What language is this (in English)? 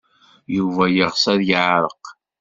Kabyle